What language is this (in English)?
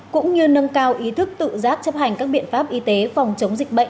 Vietnamese